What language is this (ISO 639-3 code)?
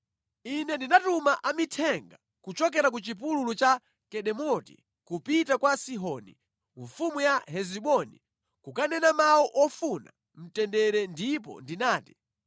nya